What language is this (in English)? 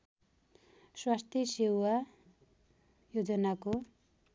Nepali